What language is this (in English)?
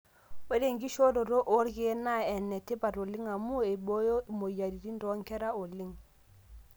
Masai